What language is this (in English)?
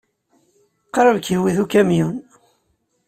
Kabyle